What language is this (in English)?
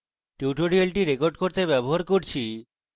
Bangla